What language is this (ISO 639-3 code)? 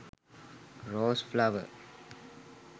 sin